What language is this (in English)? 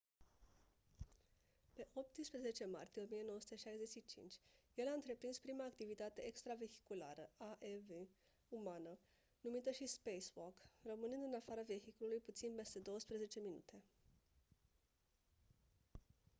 Romanian